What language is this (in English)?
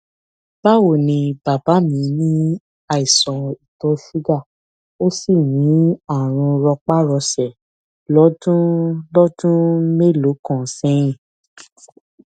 Yoruba